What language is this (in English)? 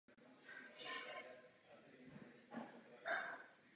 Czech